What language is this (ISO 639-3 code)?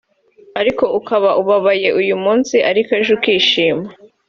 kin